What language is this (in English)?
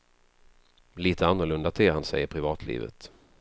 Swedish